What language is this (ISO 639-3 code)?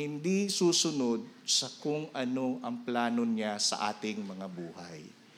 fil